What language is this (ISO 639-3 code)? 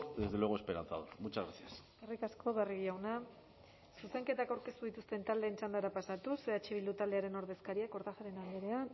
eus